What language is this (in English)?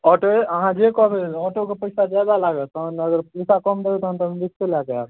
Maithili